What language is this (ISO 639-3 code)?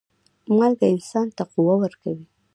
pus